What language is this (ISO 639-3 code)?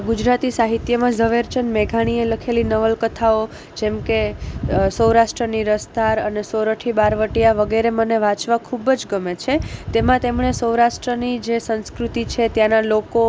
guj